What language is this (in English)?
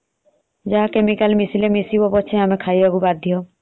Odia